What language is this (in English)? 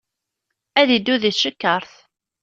Kabyle